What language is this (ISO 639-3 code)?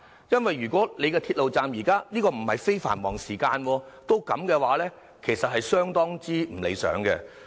yue